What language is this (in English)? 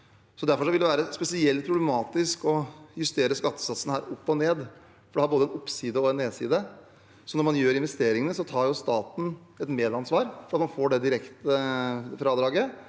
Norwegian